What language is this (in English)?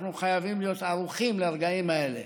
Hebrew